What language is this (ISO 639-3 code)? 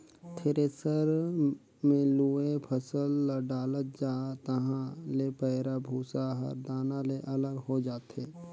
hne